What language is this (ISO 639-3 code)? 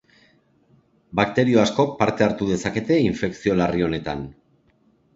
eus